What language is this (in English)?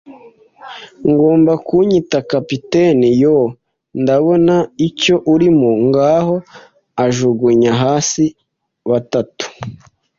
Kinyarwanda